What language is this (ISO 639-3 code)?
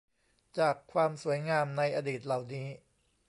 tha